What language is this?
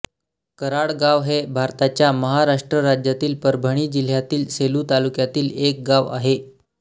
Marathi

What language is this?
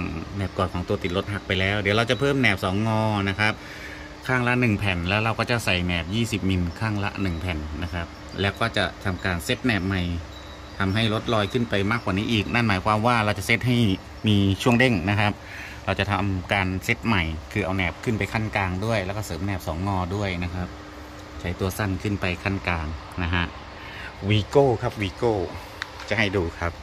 Thai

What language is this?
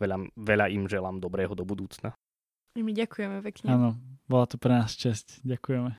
Slovak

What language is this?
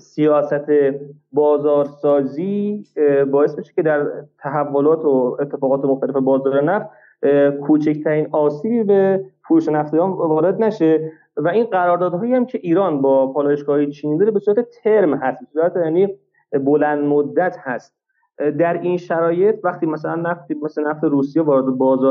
Persian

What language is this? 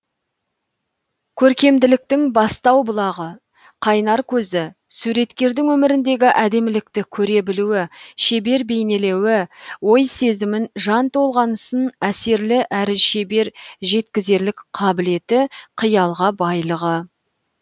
Kazakh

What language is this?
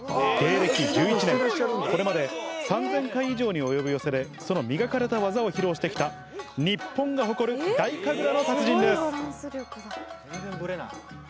Japanese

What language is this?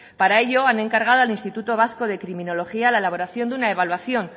Spanish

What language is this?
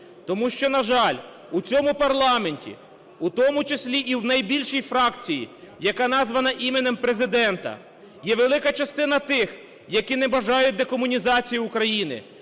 Ukrainian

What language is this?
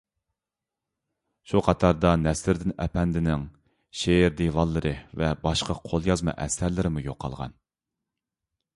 Uyghur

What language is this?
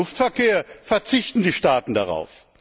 German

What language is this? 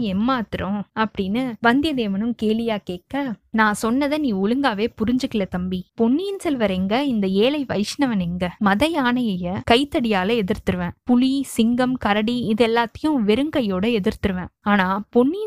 Tamil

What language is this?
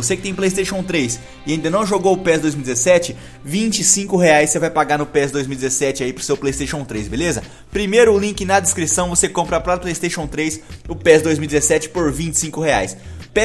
Portuguese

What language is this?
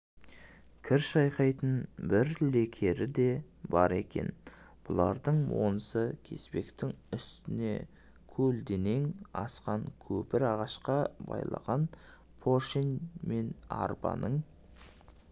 Kazakh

